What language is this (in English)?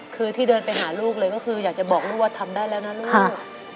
Thai